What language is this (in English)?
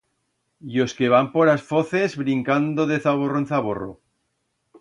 Aragonese